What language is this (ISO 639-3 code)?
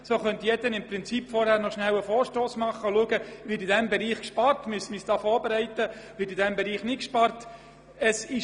gsw